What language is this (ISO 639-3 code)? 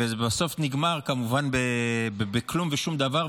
heb